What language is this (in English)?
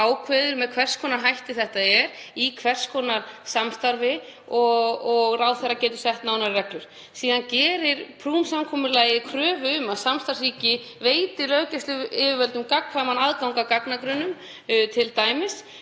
Icelandic